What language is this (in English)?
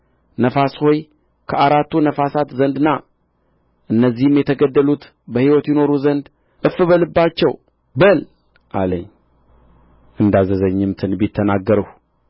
Amharic